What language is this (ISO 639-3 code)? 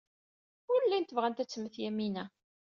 kab